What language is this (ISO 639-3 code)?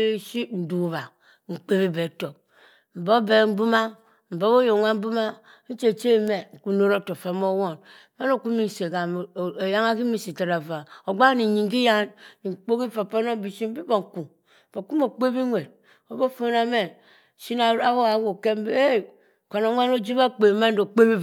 mfn